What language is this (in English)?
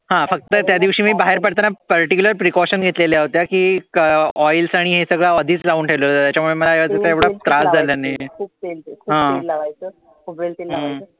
Marathi